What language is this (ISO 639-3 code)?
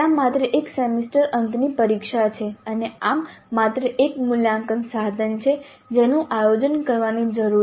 guj